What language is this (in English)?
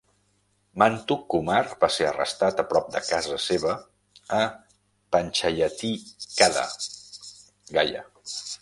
Catalan